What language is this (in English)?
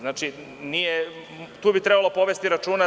Serbian